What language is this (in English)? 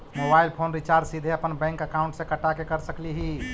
Magahi